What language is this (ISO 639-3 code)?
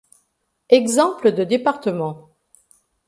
fra